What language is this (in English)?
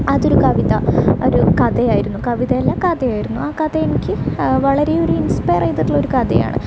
Malayalam